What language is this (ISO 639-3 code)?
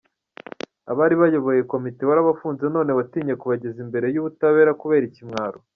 kin